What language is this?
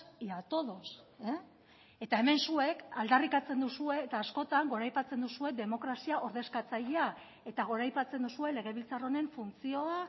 Basque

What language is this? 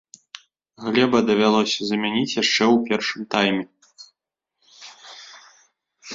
Belarusian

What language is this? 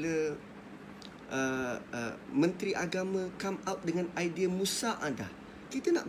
Malay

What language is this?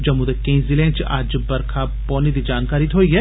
Dogri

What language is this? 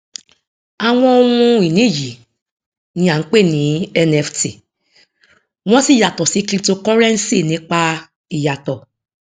Yoruba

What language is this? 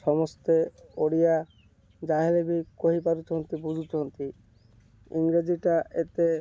Odia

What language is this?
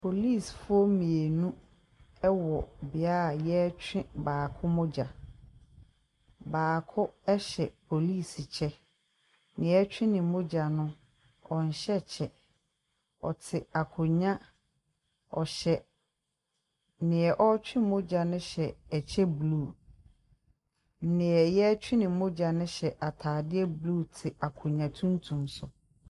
Akan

